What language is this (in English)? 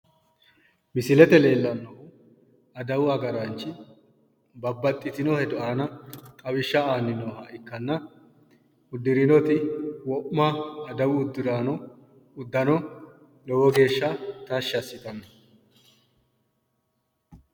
Sidamo